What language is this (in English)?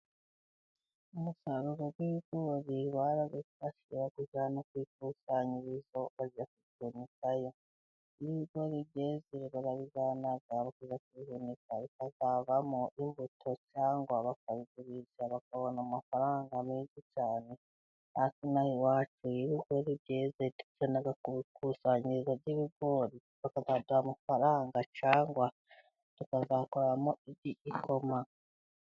Kinyarwanda